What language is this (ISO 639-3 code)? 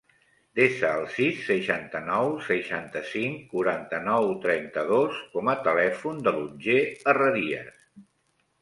cat